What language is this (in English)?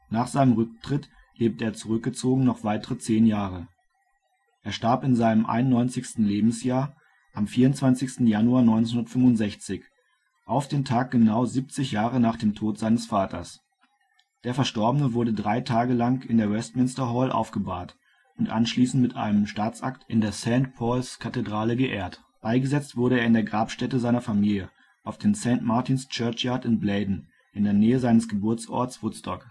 German